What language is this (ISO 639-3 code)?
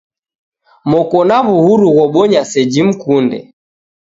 dav